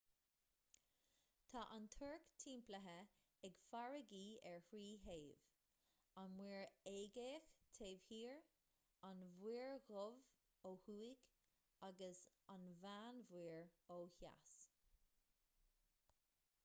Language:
Irish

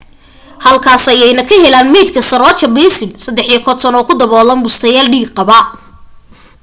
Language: Somali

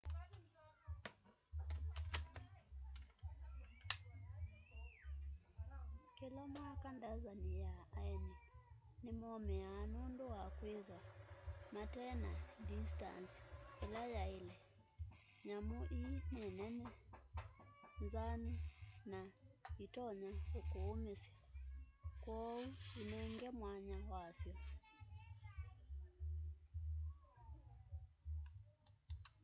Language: Kamba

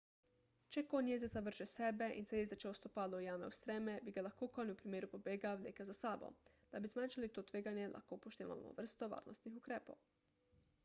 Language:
Slovenian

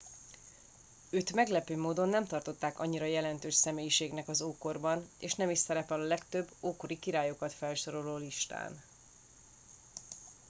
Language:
Hungarian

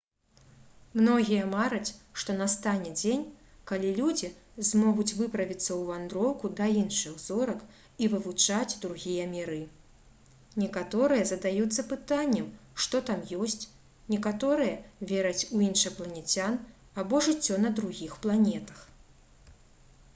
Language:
Belarusian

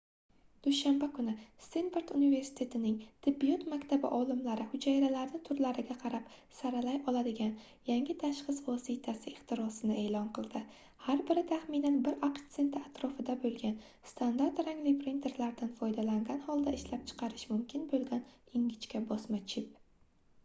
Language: Uzbek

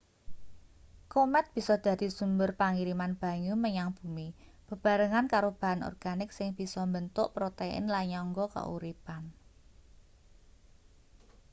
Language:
Javanese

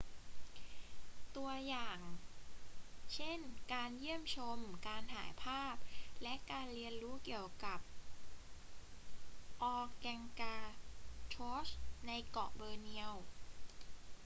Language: Thai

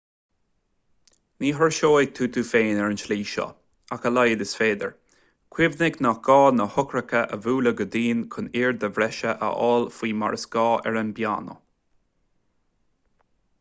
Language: Irish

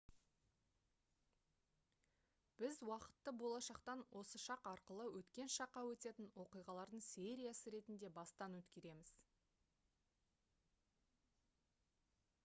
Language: Kazakh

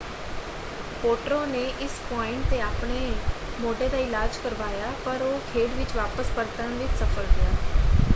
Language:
Punjabi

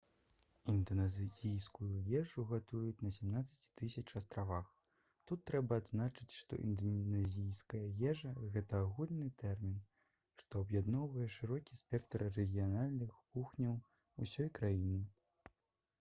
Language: Belarusian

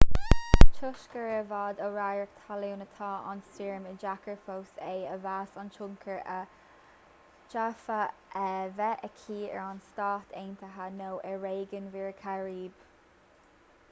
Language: Irish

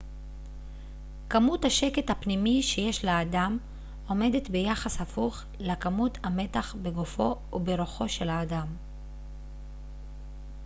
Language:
Hebrew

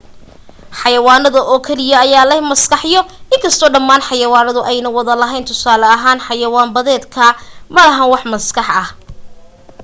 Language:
Somali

